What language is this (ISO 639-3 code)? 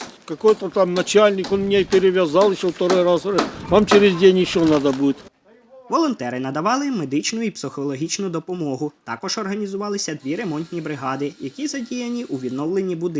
ukr